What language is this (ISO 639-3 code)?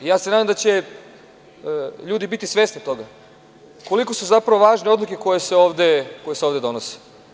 srp